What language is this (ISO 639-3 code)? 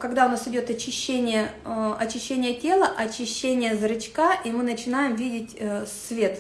rus